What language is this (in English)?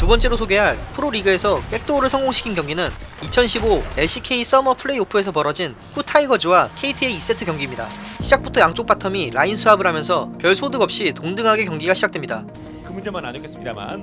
Korean